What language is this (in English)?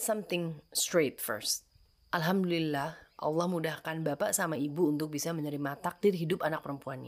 Indonesian